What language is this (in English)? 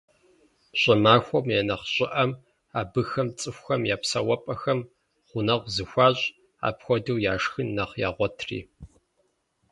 Kabardian